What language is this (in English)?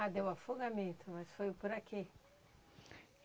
Portuguese